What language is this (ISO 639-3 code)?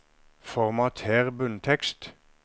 nor